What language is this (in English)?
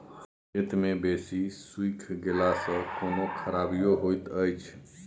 Maithili